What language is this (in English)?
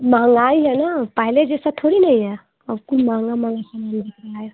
Hindi